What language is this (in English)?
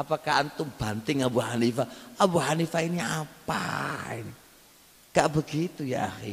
Indonesian